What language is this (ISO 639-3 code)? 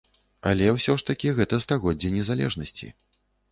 bel